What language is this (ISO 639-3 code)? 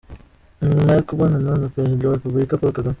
kin